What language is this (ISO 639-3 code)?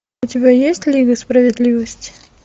rus